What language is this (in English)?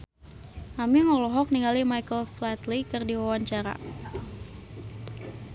Sundanese